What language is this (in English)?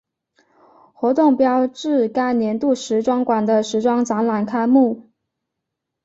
Chinese